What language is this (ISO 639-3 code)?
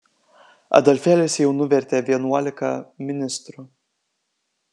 lit